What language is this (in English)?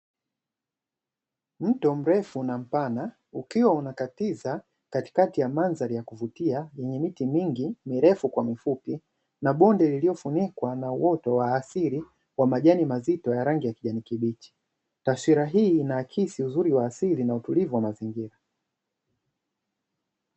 Swahili